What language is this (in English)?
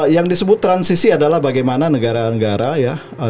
Indonesian